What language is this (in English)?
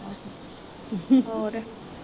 Punjabi